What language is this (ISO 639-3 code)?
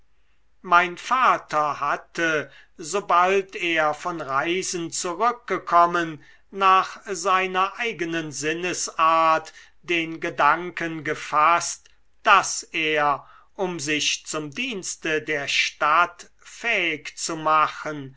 deu